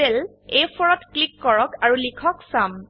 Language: Assamese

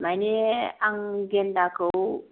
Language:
Bodo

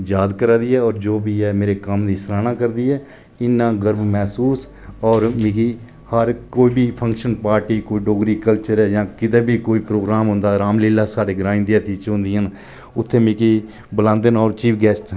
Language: Dogri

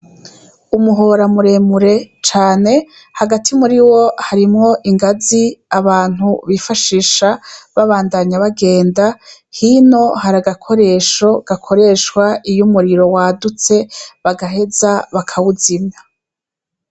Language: Rundi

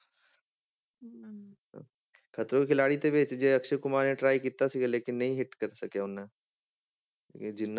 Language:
Punjabi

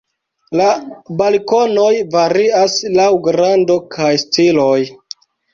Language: Esperanto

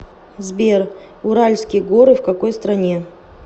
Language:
Russian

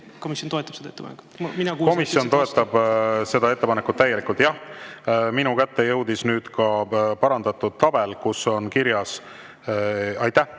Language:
Estonian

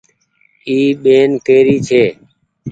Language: Goaria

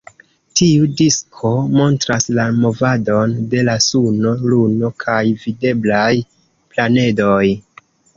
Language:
Esperanto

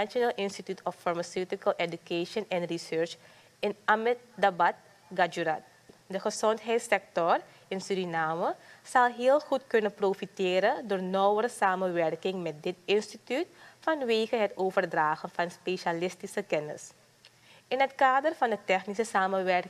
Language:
Dutch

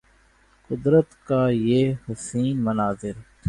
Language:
Urdu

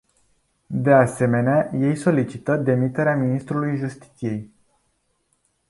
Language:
Romanian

